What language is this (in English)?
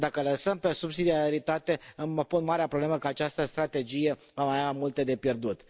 Romanian